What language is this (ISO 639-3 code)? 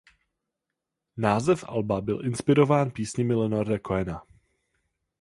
ces